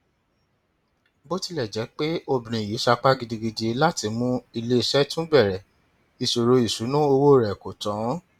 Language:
Yoruba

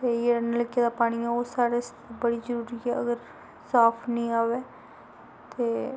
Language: Dogri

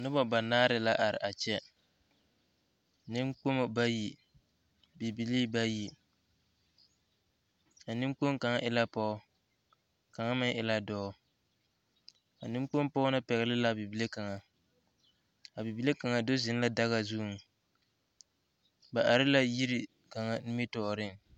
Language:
Southern Dagaare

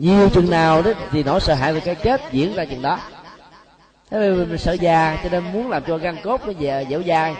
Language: Vietnamese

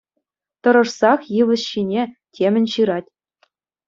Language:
Chuvash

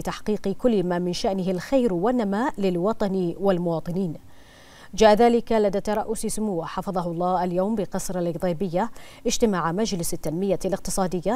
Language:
Arabic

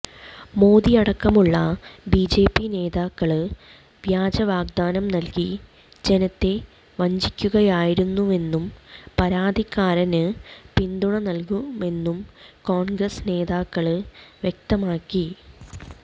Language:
Malayalam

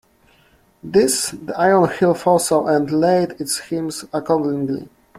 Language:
English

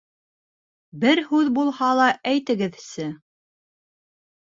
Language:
Bashkir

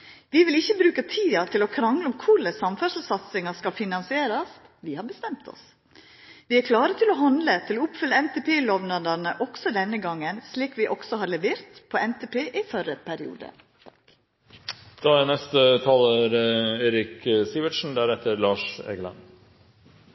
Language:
Norwegian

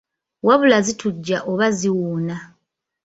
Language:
Ganda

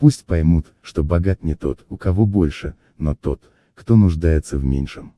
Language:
Russian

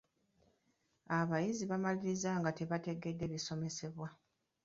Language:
Ganda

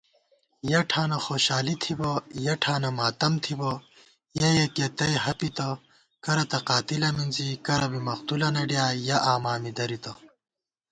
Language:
Gawar-Bati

